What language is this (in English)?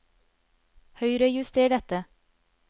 Norwegian